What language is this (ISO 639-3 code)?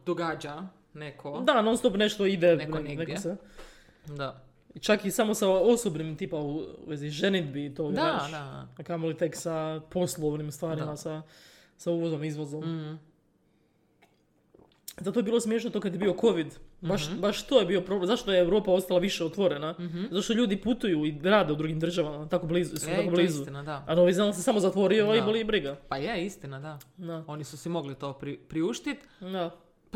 hrv